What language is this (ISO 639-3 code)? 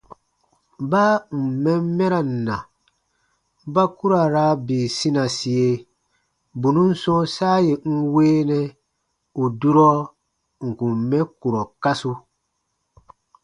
bba